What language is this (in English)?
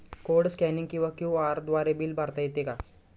Marathi